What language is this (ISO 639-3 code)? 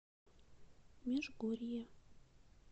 rus